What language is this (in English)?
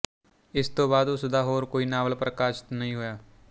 Punjabi